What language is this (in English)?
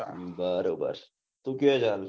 Gujarati